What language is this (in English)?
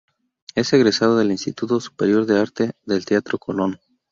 Spanish